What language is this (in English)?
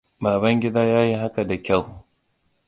Hausa